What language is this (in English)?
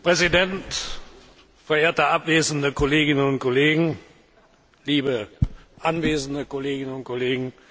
German